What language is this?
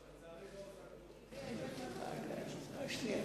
Hebrew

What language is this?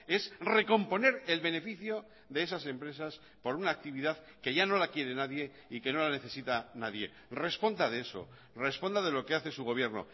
Spanish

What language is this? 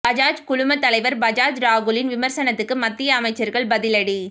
Tamil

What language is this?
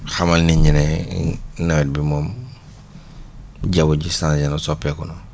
Wolof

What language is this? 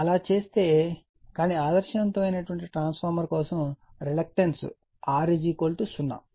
Telugu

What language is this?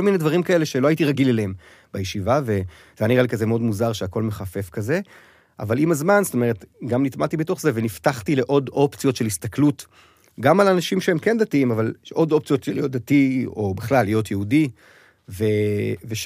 Hebrew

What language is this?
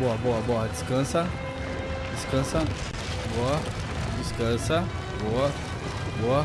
Portuguese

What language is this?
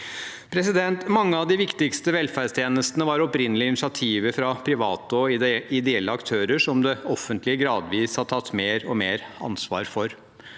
Norwegian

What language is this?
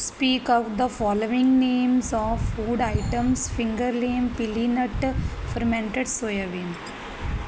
Punjabi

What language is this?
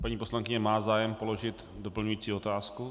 Czech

